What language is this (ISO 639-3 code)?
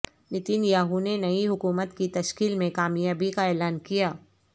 urd